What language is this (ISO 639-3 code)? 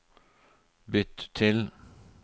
nor